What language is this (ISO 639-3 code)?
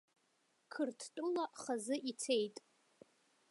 abk